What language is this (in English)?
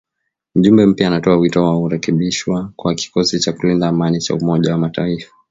Swahili